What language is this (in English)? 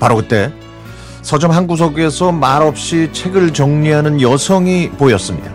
Korean